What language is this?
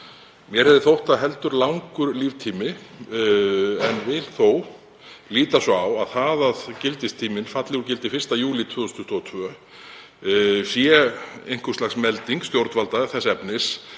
Icelandic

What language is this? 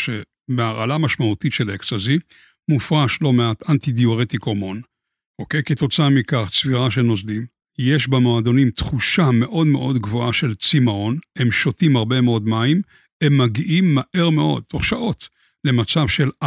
Hebrew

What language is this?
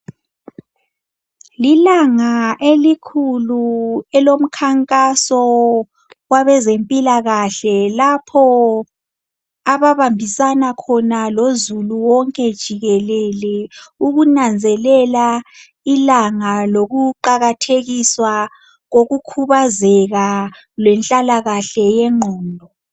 North Ndebele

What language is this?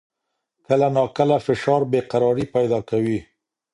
Pashto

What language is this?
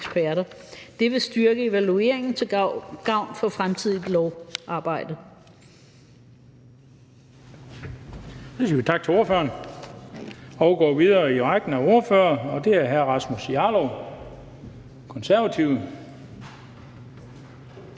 Danish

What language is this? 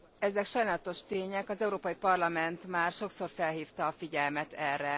Hungarian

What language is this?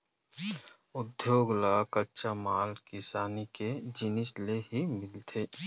Chhattisgarhi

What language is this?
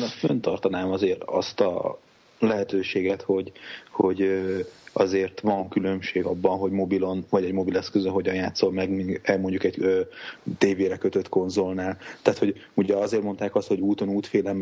Hungarian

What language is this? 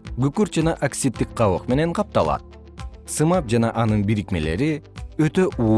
Kyrgyz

